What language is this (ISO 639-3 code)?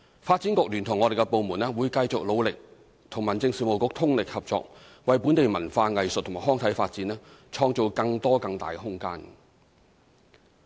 yue